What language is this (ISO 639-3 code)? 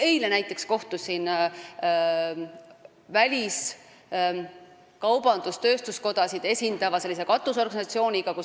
est